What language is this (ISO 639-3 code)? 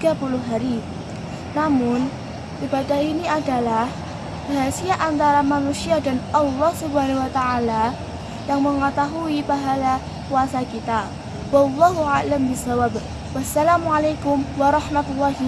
ind